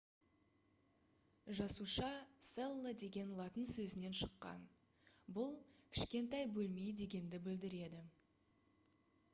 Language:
Kazakh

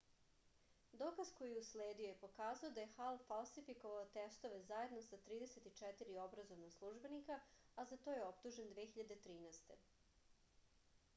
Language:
Serbian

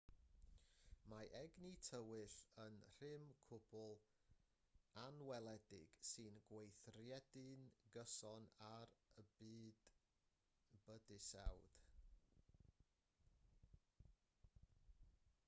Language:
Welsh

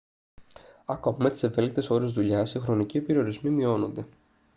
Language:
Greek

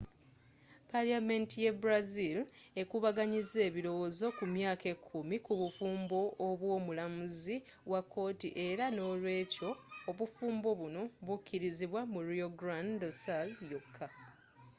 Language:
Ganda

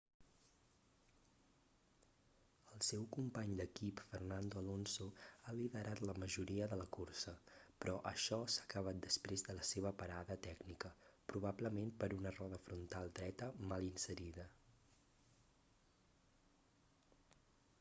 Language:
Catalan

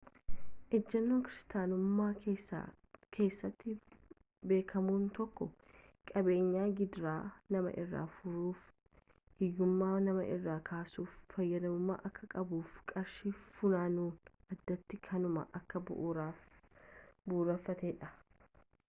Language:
Oromo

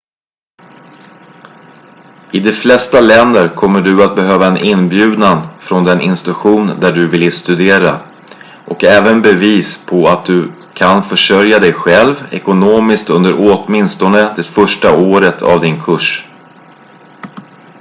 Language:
Swedish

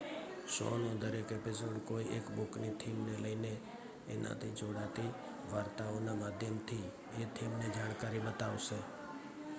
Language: Gujarati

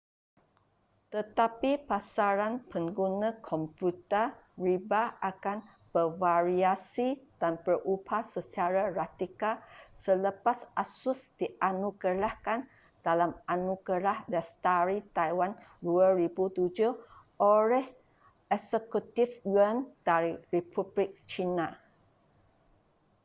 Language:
Malay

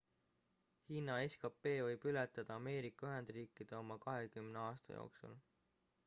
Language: Estonian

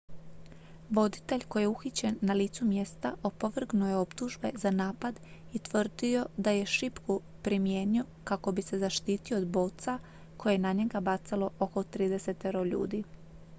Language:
Croatian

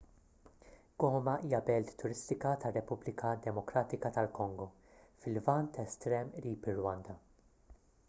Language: Maltese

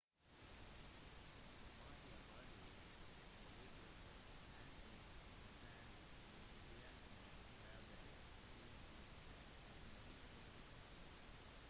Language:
Norwegian Bokmål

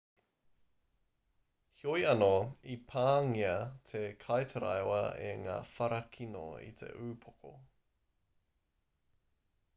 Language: Māori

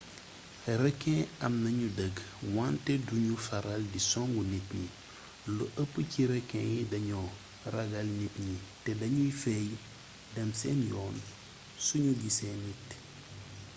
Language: Wolof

